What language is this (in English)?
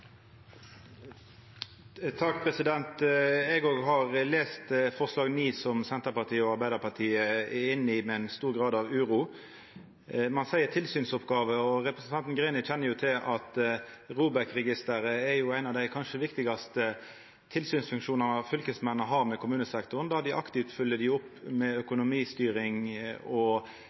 Norwegian